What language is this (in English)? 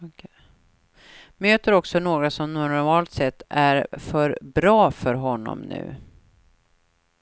Swedish